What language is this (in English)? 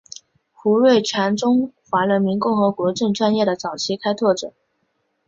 Chinese